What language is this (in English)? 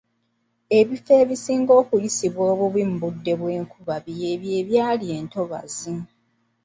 Ganda